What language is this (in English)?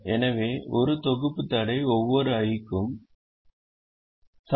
Tamil